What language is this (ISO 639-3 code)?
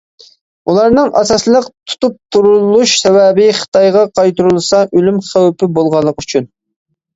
uig